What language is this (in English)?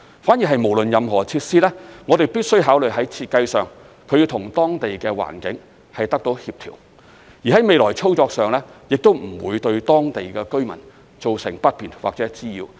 Cantonese